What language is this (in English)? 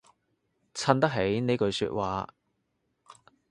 Cantonese